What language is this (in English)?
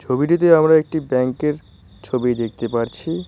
Bangla